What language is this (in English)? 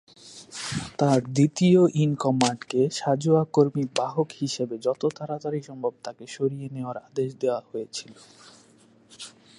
Bangla